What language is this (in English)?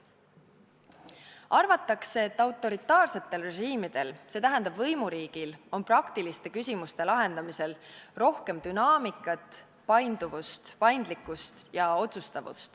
Estonian